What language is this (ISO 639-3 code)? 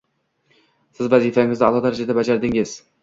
uzb